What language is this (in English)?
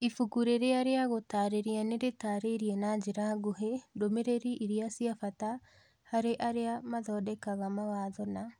Kikuyu